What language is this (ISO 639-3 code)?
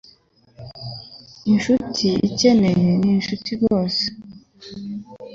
kin